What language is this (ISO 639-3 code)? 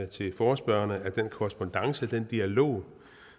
dan